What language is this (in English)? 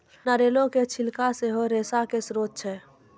Maithili